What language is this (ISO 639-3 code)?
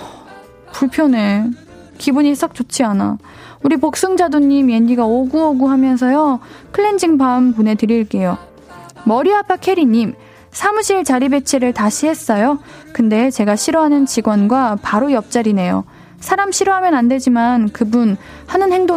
kor